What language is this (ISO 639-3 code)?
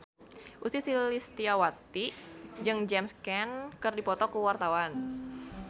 sun